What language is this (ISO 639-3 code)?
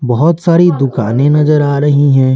hin